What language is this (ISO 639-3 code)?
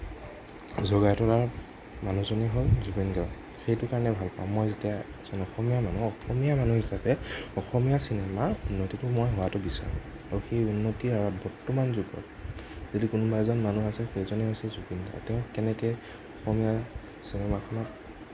asm